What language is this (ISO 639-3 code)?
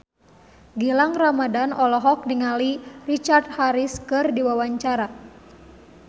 sun